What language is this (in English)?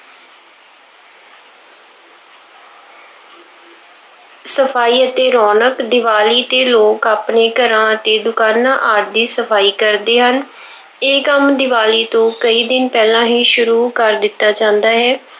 Punjabi